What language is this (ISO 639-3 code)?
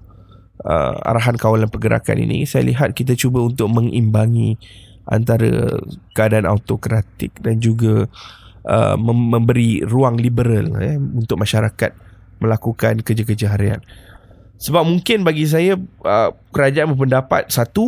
msa